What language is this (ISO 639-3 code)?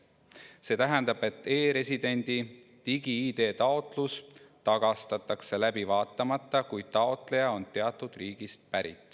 est